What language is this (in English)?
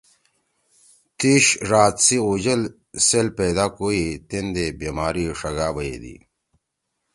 Torwali